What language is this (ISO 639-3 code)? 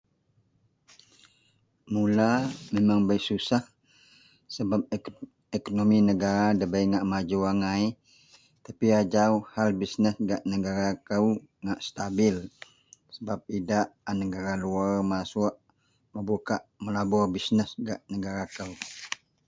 mel